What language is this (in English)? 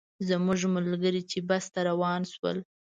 Pashto